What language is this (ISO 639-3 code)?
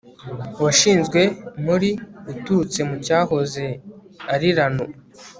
kin